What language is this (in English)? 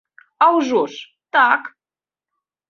Belarusian